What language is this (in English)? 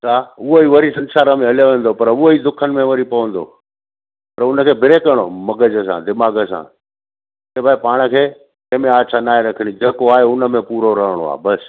Sindhi